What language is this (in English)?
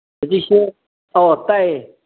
Manipuri